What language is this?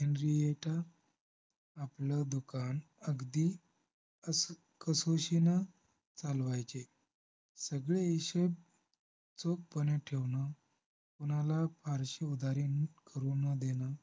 Marathi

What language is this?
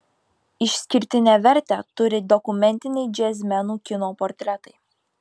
Lithuanian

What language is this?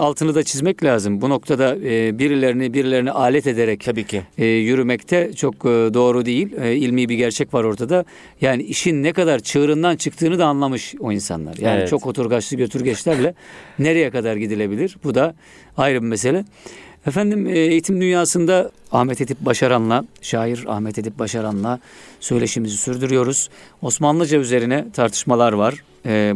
Turkish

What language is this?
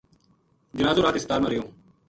Gujari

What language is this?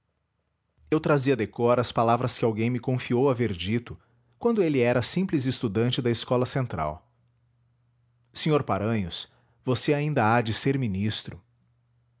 Portuguese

